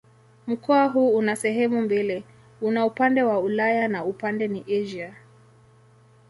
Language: Swahili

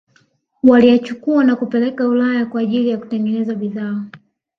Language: Swahili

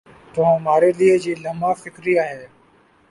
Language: Urdu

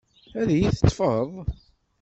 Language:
Kabyle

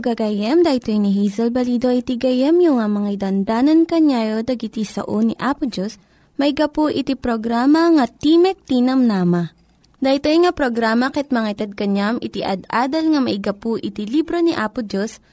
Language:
Filipino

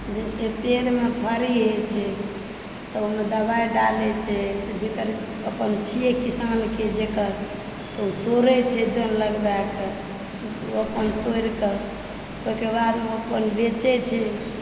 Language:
Maithili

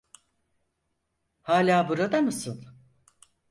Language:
Turkish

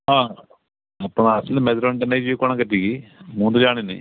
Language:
Odia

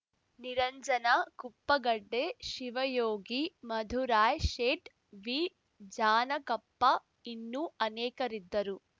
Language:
Kannada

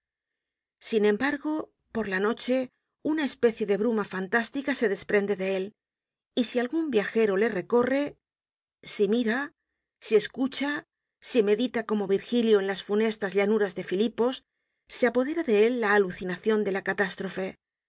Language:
Spanish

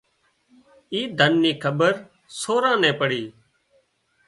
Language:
Wadiyara Koli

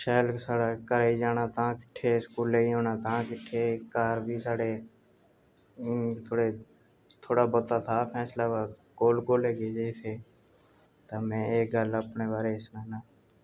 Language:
Dogri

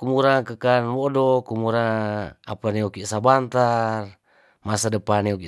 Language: Tondano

